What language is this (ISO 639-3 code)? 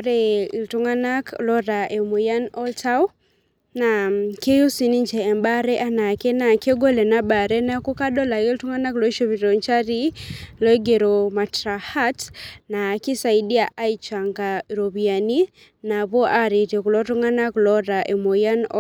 mas